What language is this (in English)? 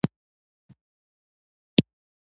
Pashto